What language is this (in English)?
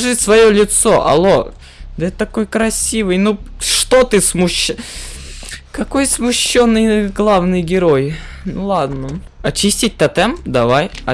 Russian